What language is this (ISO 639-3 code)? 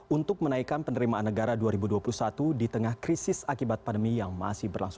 ind